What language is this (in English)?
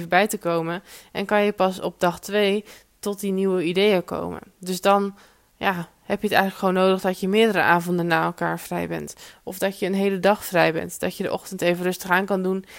Dutch